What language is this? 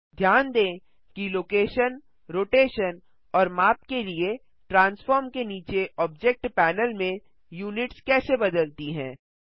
Hindi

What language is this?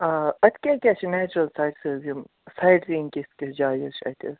Kashmiri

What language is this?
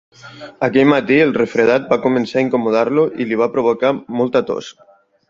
Catalan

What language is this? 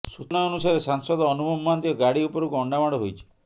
Odia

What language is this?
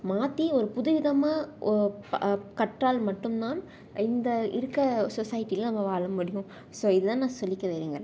Tamil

